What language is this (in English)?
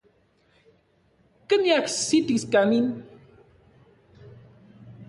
Central Puebla Nahuatl